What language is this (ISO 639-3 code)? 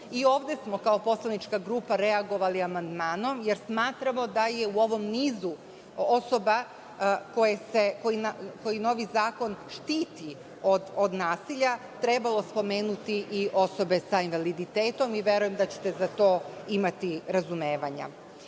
srp